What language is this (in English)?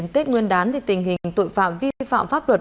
Vietnamese